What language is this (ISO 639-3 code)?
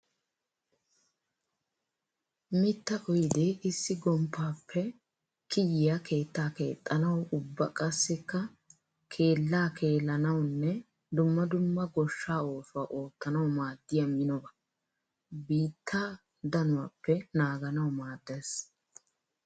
wal